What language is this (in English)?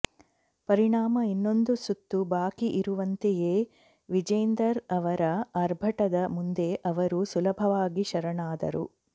Kannada